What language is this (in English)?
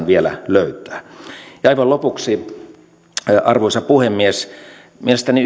Finnish